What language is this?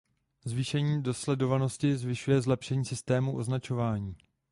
Czech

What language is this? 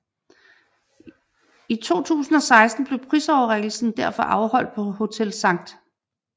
Danish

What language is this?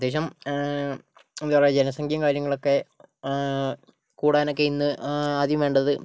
Malayalam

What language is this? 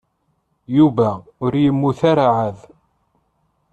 Kabyle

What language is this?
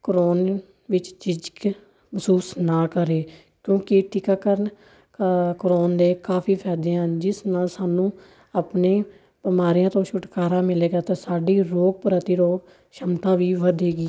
Punjabi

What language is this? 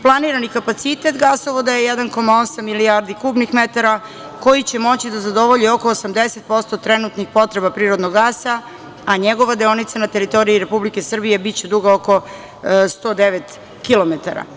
Serbian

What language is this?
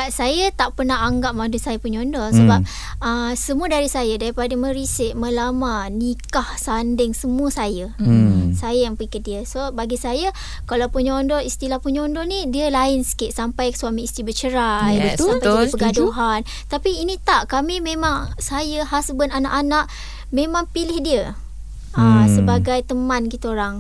Malay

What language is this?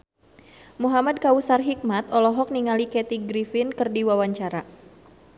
Sundanese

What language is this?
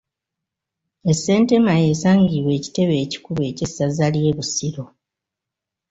Ganda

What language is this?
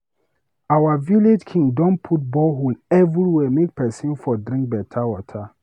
Nigerian Pidgin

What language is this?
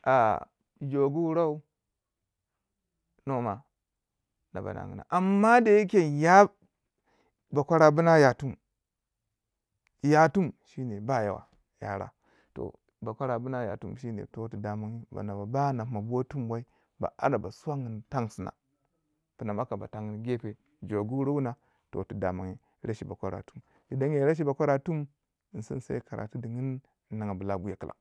Waja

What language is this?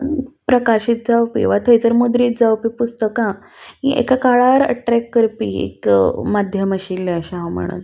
Konkani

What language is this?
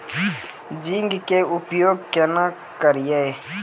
Maithili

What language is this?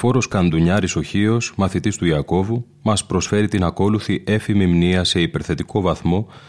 Greek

